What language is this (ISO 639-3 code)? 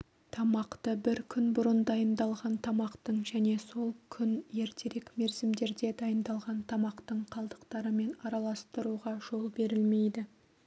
kaz